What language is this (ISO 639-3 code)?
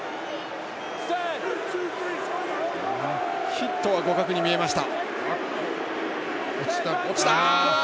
jpn